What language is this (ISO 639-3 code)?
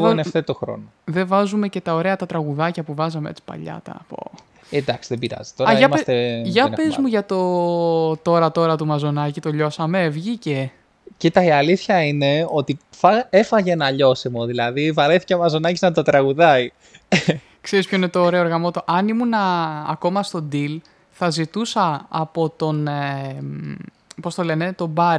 ell